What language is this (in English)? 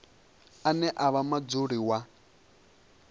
Venda